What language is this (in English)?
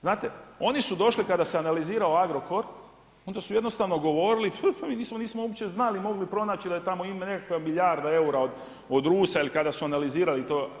Croatian